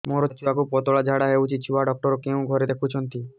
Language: Odia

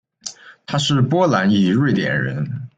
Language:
Chinese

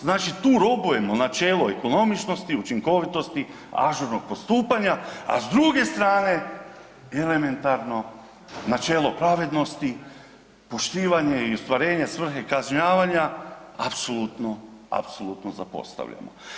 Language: Croatian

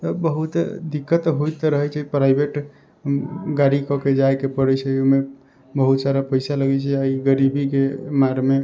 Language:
Maithili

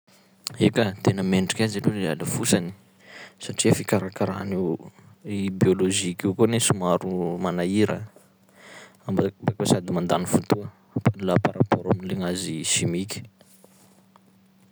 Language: Sakalava Malagasy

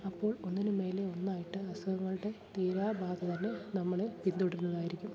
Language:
Malayalam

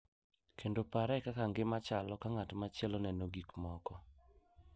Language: Luo (Kenya and Tanzania)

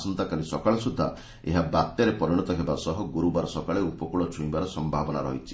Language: Odia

